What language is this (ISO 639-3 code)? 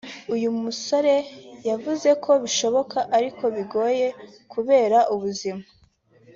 kin